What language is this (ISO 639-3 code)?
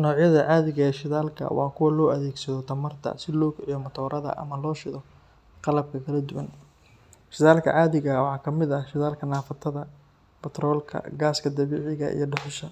som